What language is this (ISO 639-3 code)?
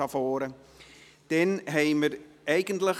gsw